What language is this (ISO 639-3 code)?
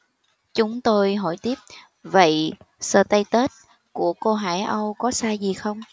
vie